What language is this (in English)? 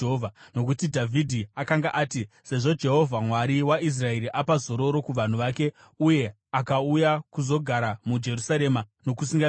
Shona